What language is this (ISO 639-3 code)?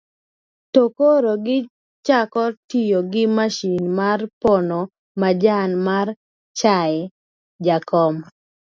luo